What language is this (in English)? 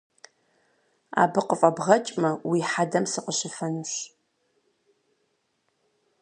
Kabardian